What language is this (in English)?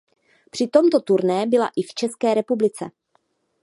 Czech